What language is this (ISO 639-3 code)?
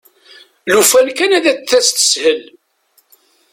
kab